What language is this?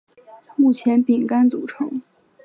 Chinese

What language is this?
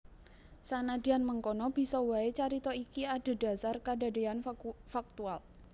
Javanese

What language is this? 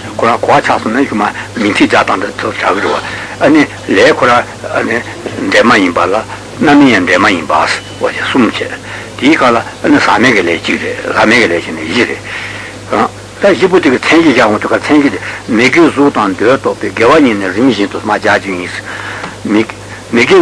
Italian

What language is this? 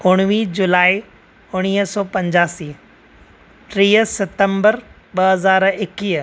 Sindhi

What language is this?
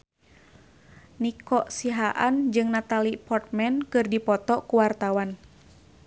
Sundanese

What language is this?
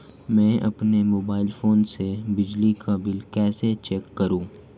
Hindi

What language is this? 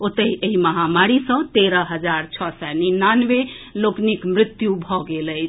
Maithili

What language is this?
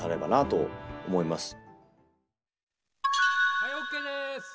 Japanese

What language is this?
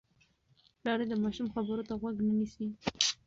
Pashto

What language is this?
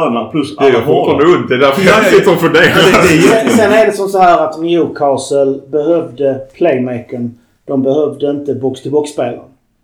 Swedish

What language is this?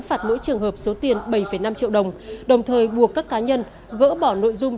Vietnamese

